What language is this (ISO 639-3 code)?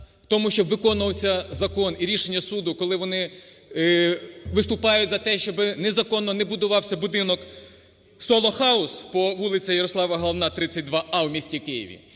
ukr